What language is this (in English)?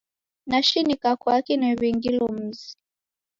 Taita